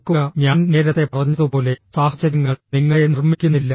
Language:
Malayalam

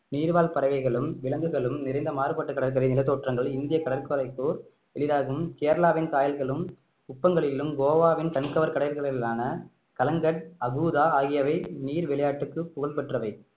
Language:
Tamil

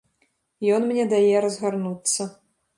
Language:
Belarusian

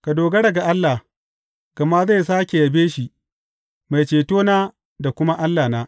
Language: Hausa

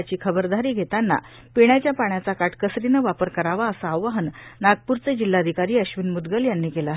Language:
Marathi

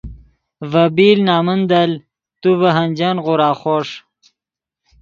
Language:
Yidgha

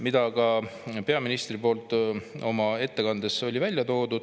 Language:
Estonian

